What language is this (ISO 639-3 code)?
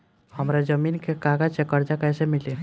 bho